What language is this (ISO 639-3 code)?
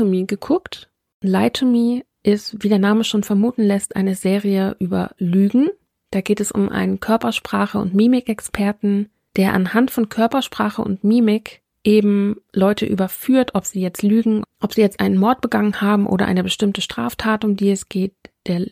deu